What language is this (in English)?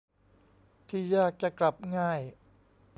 Thai